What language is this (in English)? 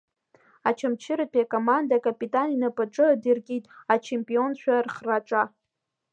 Abkhazian